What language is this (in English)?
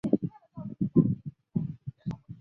Chinese